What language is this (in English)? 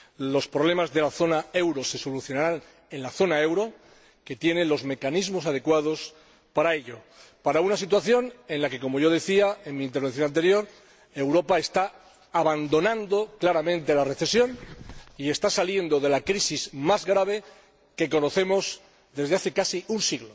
Spanish